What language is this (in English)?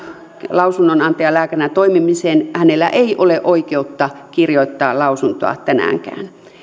Finnish